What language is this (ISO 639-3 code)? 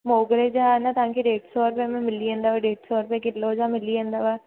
snd